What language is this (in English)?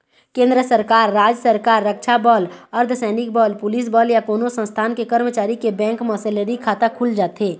Chhattisgarhi